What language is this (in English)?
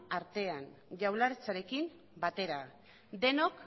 Basque